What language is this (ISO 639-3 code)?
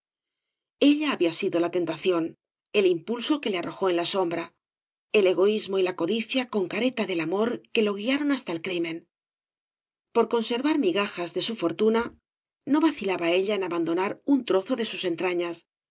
spa